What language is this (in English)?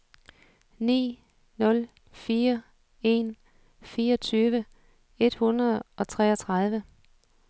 Danish